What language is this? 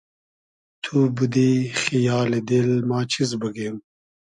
Hazaragi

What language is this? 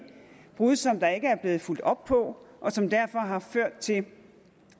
Danish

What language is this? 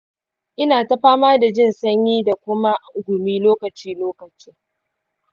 Hausa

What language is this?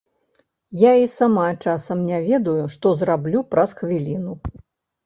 Belarusian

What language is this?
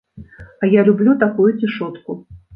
Belarusian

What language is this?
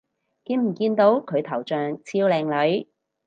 Cantonese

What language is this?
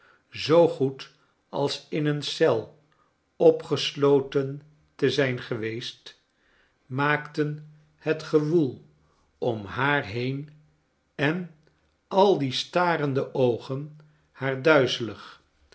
Dutch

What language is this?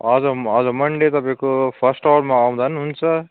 Nepali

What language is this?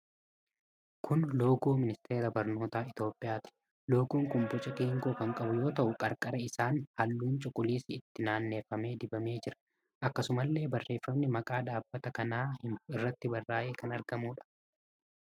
Oromo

